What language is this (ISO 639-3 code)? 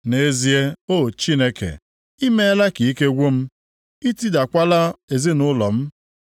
ibo